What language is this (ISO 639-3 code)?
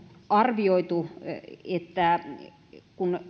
fin